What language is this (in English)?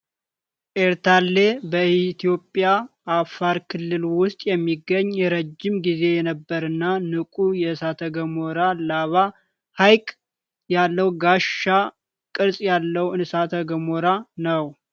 Amharic